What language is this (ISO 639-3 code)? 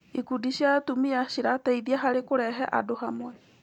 kik